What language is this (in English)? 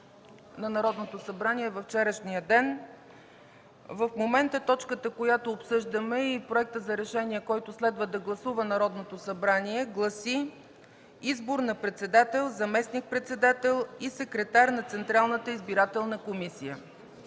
Bulgarian